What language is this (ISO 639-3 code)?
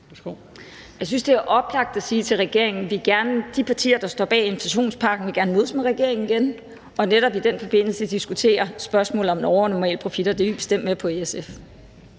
dan